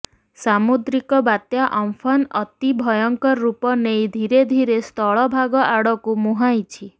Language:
Odia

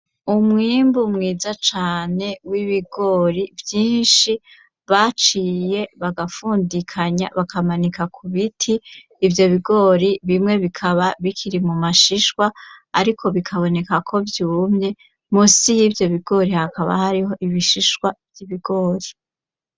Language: Rundi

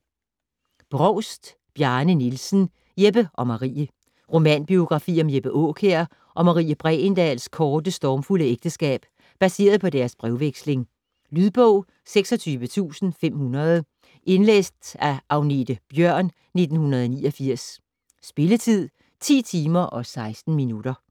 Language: Danish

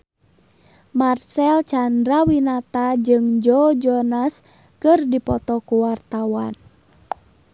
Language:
Sundanese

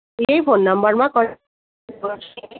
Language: Nepali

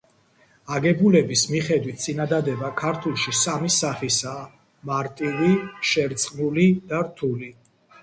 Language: Georgian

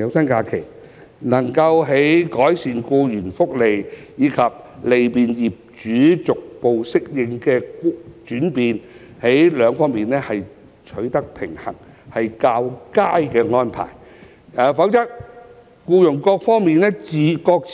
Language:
Cantonese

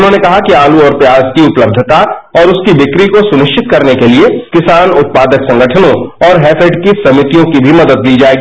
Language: Hindi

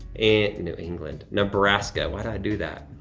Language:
English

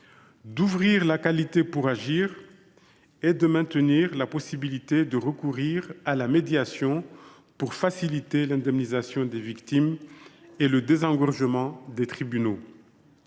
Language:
French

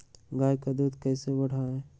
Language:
Magahi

